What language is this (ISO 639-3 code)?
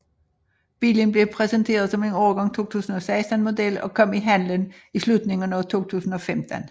dan